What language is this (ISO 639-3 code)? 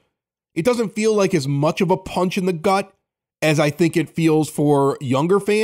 eng